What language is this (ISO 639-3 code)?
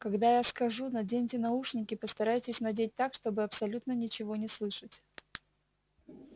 rus